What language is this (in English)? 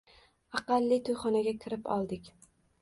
Uzbek